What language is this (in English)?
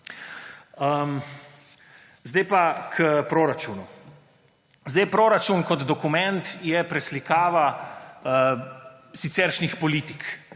Slovenian